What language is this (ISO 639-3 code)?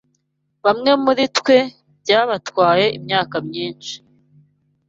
kin